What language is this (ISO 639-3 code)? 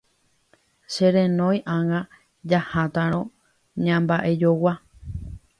grn